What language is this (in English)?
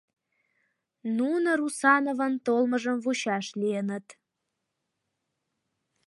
Mari